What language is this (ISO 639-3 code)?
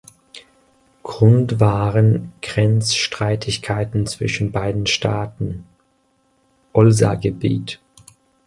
deu